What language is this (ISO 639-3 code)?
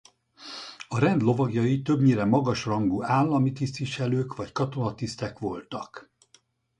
hun